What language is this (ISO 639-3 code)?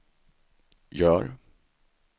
swe